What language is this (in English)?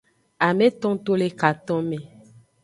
Aja (Benin)